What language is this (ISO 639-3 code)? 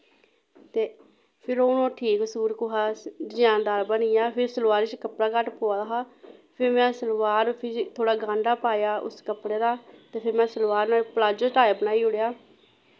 doi